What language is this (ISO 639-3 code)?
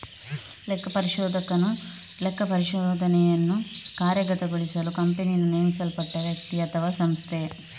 kan